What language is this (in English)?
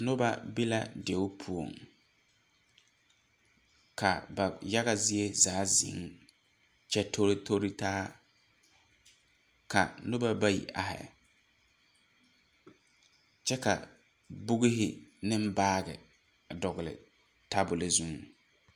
Southern Dagaare